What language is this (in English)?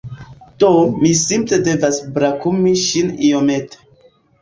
Esperanto